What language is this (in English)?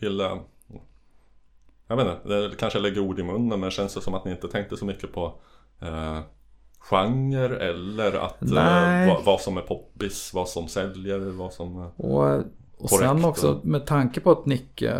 Swedish